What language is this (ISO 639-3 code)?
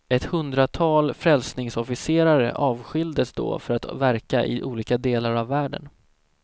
swe